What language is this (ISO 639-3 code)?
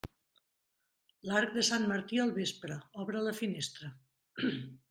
cat